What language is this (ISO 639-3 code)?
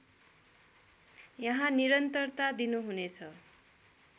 nep